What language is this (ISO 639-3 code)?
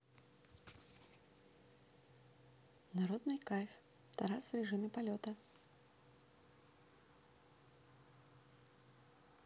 rus